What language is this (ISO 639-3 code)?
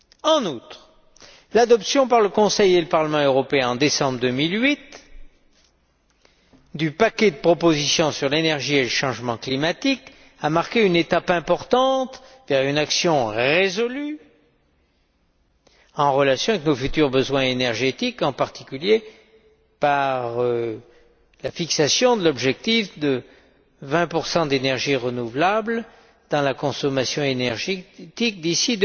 fra